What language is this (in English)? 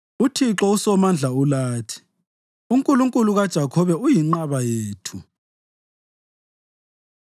North Ndebele